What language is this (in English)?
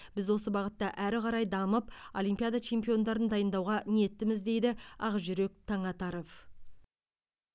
Kazakh